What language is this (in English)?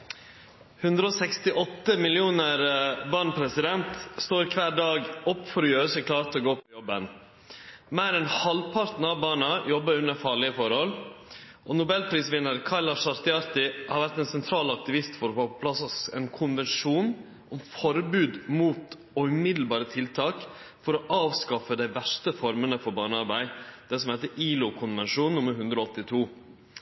Norwegian Nynorsk